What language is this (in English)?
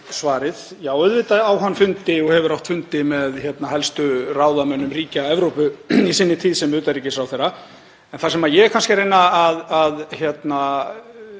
Icelandic